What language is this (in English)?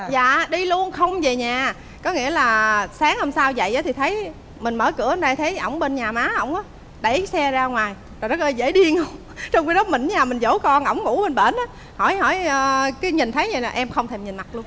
Vietnamese